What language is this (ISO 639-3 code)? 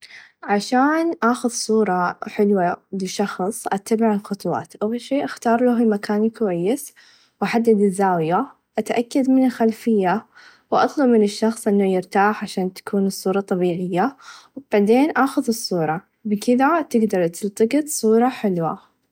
ars